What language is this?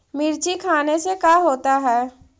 Magahi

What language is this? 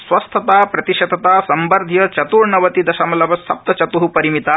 Sanskrit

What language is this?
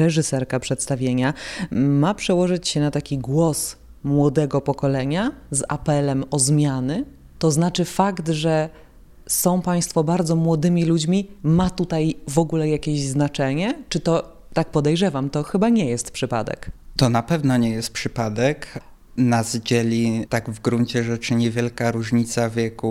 Polish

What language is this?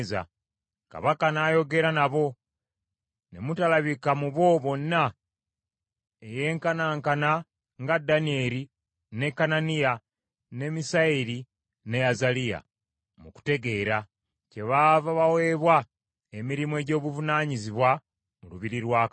Ganda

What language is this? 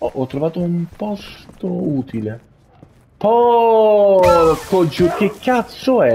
Italian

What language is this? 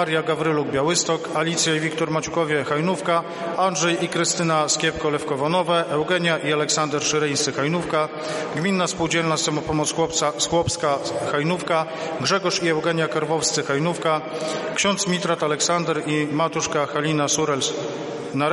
Polish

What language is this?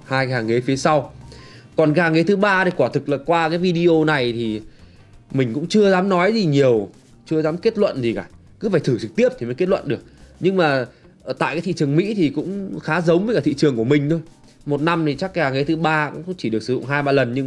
Vietnamese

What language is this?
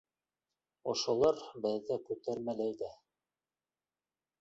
Bashkir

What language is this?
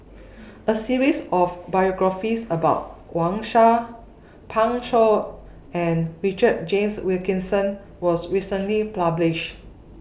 English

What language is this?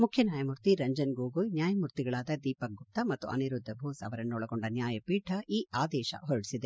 Kannada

